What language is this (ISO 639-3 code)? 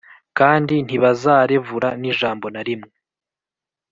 kin